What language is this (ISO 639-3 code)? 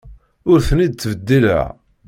kab